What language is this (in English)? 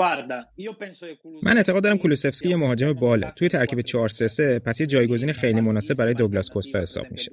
Persian